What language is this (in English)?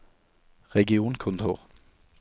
Norwegian